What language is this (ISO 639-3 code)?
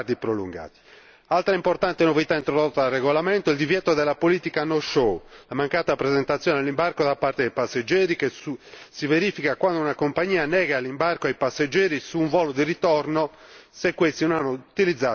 ita